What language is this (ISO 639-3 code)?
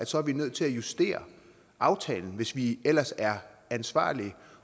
dan